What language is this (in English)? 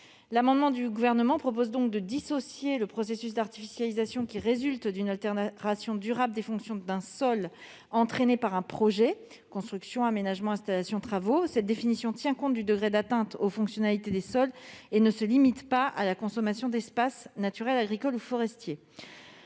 French